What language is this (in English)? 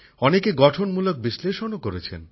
Bangla